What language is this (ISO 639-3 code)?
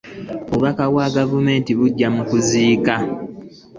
lug